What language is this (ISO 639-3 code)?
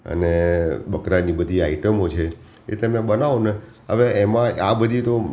guj